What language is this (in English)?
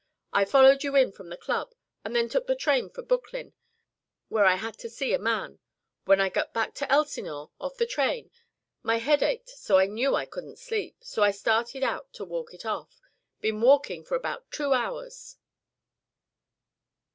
English